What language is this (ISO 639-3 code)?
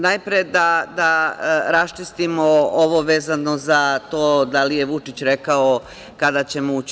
srp